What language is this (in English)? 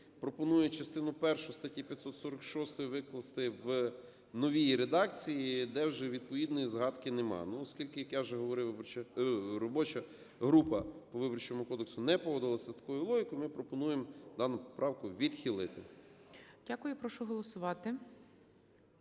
Ukrainian